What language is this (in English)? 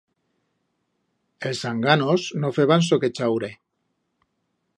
Aragonese